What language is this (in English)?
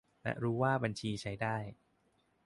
Thai